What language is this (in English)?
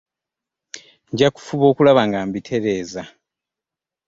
Ganda